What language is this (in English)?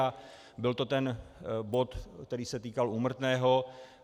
Czech